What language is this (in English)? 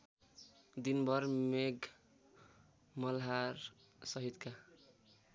Nepali